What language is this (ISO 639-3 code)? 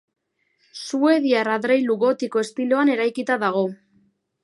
eus